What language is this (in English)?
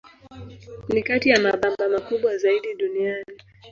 Swahili